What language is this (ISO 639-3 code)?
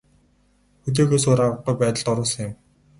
mon